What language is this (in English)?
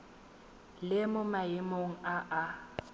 Tswana